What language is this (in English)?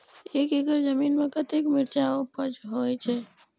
Maithili